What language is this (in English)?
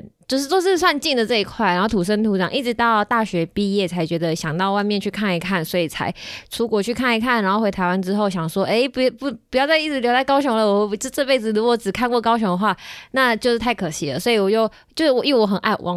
Chinese